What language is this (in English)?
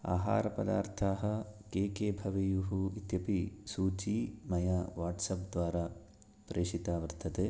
Sanskrit